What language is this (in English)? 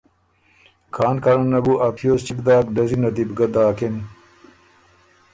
Ormuri